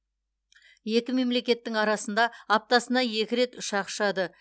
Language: Kazakh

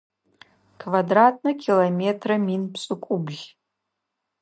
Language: Adyghe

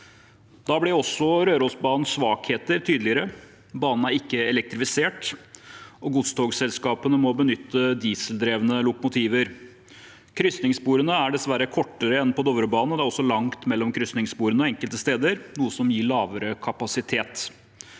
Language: Norwegian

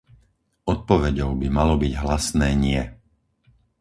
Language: Slovak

